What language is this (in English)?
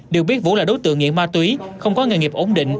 Vietnamese